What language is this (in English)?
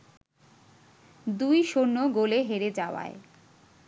Bangla